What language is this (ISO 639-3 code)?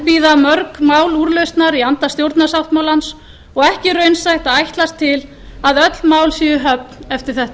isl